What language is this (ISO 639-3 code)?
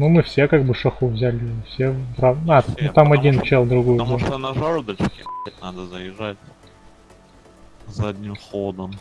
rus